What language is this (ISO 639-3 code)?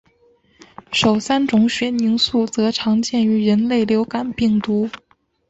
zho